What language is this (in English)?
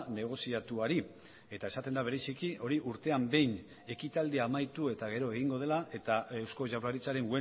Basque